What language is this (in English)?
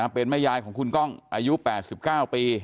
Thai